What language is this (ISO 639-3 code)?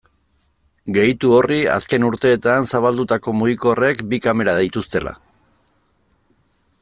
eus